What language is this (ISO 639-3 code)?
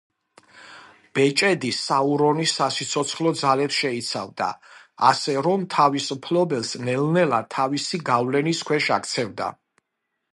kat